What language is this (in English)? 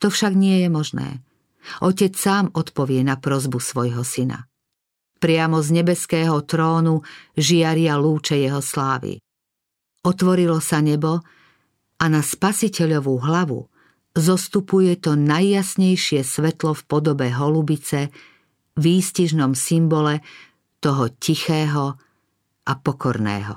Slovak